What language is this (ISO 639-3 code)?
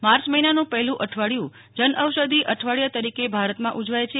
guj